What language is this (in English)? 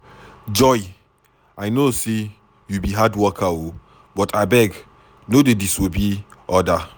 Nigerian Pidgin